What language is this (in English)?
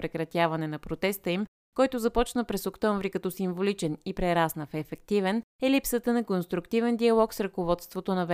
Bulgarian